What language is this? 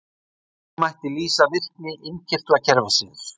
Icelandic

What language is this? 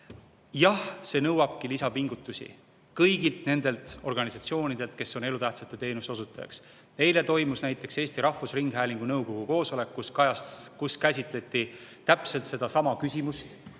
Estonian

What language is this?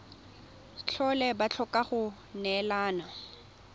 Tswana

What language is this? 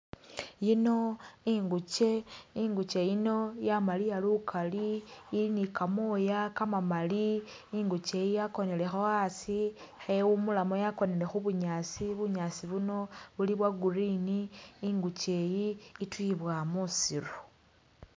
Masaaba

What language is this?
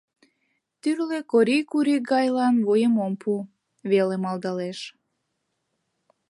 Mari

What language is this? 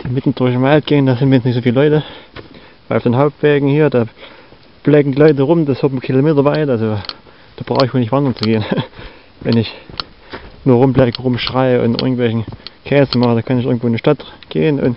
German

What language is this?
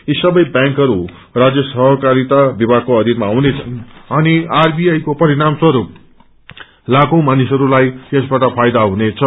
Nepali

